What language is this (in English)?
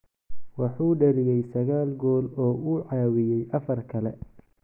Somali